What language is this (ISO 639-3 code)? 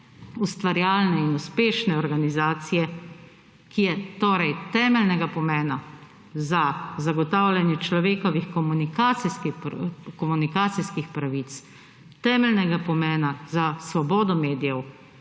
slv